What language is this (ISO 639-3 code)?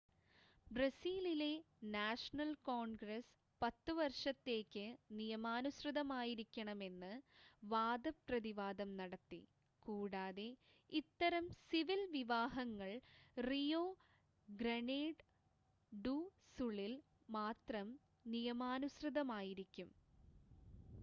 mal